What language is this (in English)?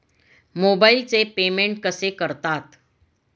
Marathi